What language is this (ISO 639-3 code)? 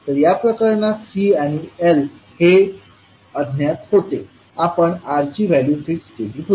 mar